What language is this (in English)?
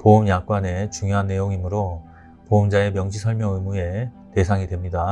Korean